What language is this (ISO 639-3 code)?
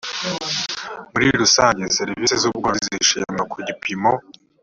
kin